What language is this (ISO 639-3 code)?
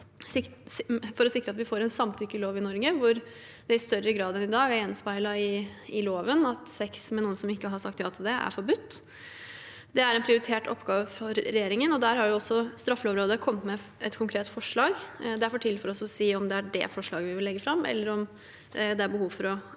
nor